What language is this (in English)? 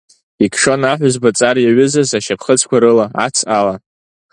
Abkhazian